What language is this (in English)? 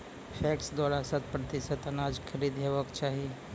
Maithili